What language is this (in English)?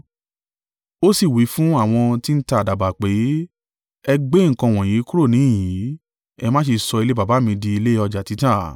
Yoruba